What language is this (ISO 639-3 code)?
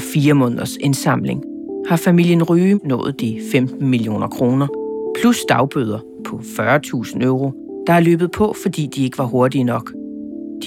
dan